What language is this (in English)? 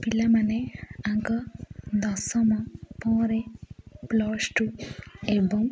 Odia